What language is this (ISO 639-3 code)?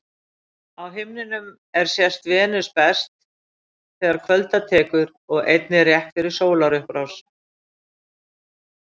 isl